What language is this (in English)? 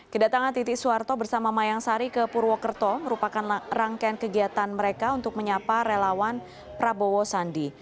Indonesian